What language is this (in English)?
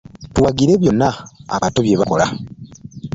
Ganda